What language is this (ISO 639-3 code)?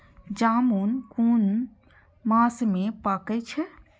mai